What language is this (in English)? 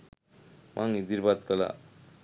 Sinhala